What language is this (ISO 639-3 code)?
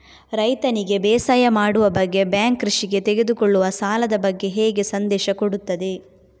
kan